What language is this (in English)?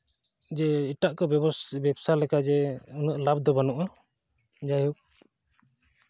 Santali